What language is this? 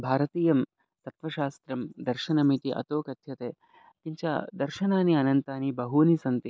Sanskrit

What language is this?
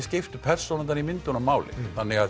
Icelandic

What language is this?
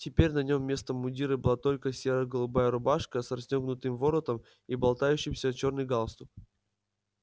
Russian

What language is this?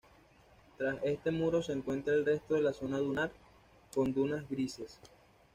Spanish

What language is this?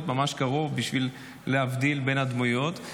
Hebrew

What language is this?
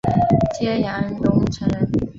Chinese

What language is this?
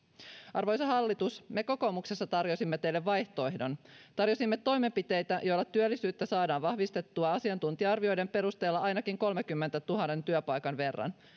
Finnish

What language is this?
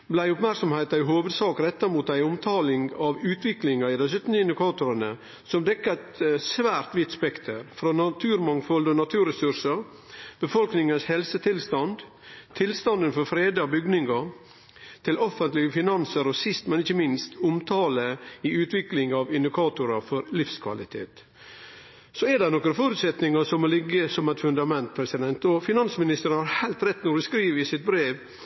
Norwegian Nynorsk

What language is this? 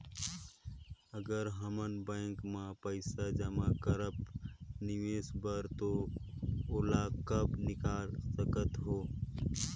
Chhattisgarhi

